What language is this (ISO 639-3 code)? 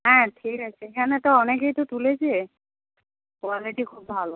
ben